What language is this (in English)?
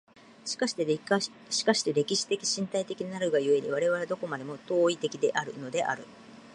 Japanese